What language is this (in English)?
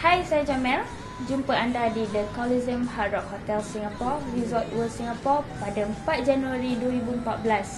Malay